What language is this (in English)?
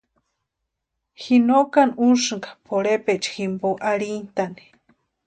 Western Highland Purepecha